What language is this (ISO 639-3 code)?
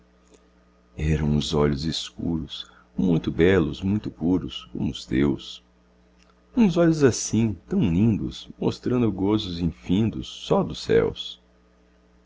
por